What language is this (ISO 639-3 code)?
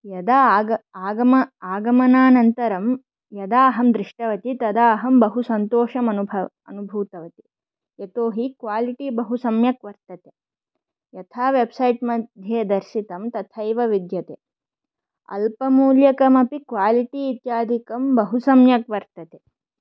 san